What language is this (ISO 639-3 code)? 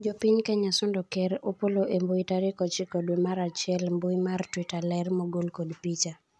luo